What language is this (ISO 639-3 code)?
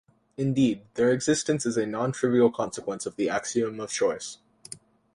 eng